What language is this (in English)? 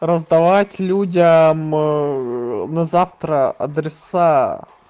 Russian